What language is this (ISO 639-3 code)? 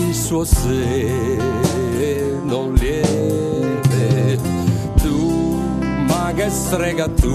ita